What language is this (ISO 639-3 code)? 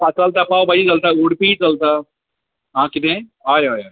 kok